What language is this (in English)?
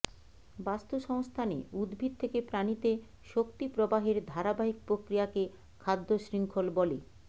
Bangla